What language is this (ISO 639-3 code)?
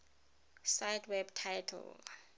tsn